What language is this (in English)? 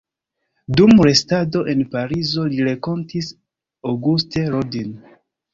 Esperanto